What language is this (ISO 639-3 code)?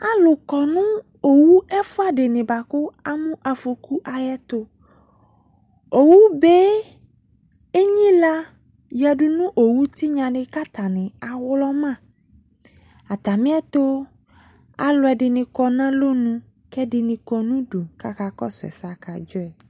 kpo